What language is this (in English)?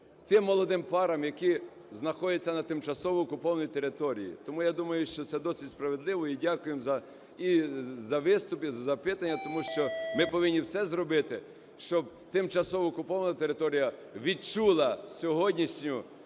Ukrainian